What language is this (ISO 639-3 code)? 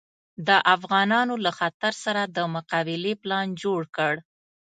pus